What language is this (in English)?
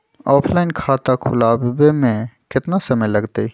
Magahi